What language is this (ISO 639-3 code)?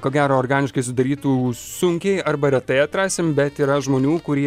lit